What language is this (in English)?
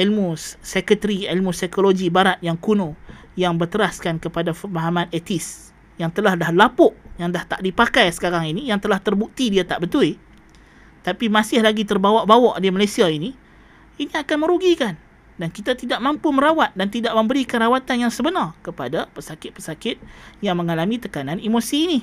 Malay